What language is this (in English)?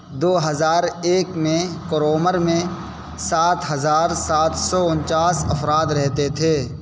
Urdu